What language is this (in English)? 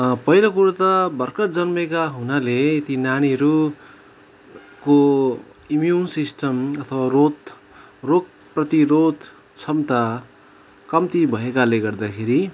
Nepali